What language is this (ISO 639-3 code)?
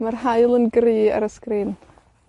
cym